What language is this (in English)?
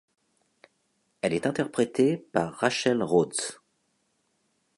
French